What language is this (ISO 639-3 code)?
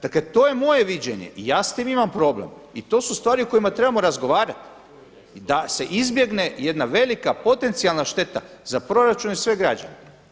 hrv